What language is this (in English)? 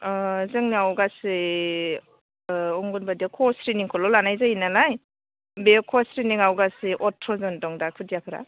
Bodo